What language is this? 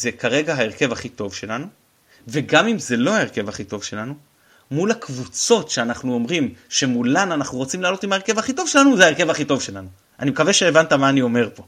Hebrew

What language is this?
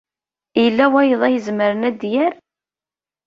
Kabyle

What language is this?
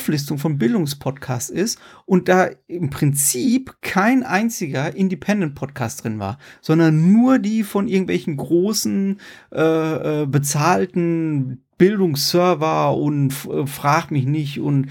German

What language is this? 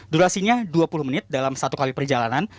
Indonesian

